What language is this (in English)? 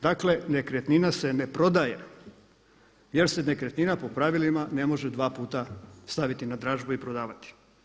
Croatian